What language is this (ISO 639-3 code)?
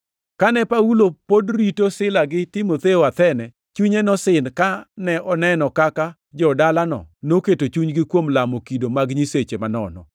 luo